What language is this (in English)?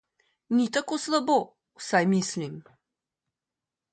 Slovenian